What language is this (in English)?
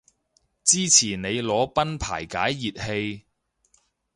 Cantonese